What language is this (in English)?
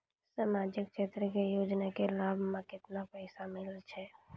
Maithili